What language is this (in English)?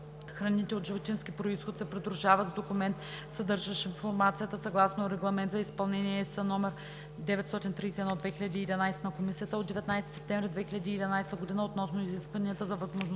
Bulgarian